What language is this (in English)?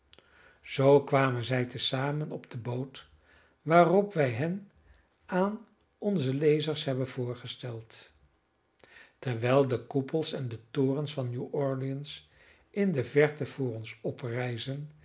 Dutch